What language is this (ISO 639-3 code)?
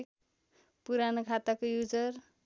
nep